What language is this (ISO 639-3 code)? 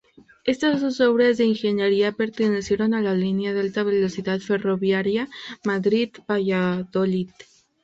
spa